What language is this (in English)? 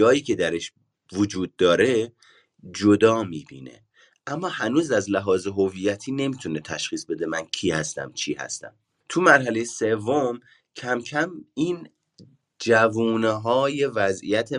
Persian